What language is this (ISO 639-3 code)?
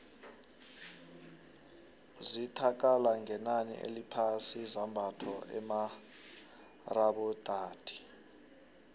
nbl